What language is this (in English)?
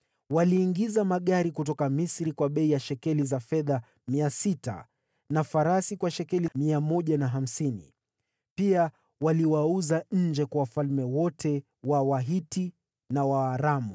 Swahili